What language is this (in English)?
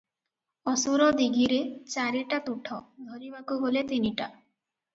Odia